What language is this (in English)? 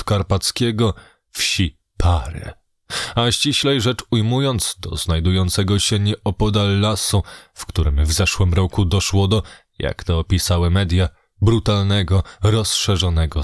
Polish